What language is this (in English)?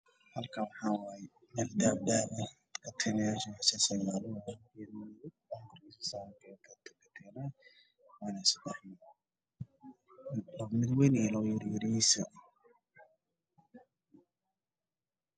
Somali